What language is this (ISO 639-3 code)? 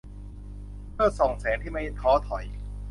tha